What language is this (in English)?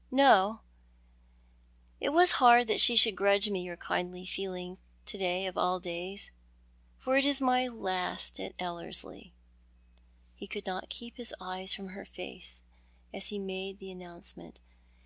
English